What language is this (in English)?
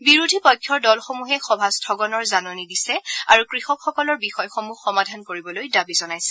Assamese